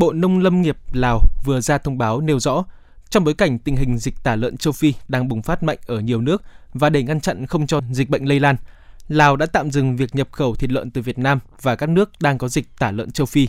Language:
Vietnamese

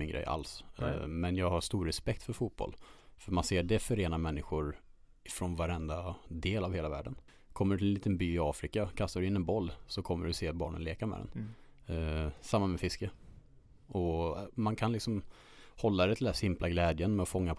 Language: Swedish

